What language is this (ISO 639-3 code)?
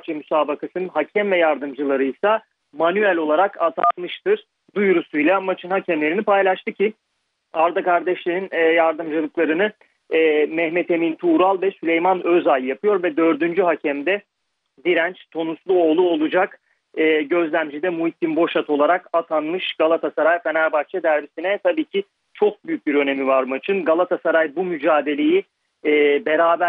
tur